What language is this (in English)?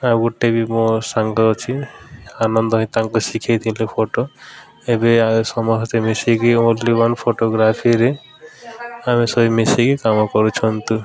Odia